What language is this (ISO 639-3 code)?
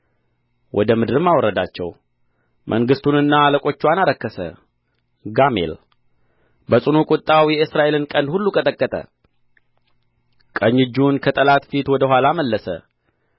amh